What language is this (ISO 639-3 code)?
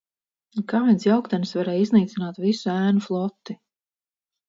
lav